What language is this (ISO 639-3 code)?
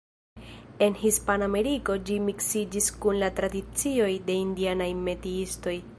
epo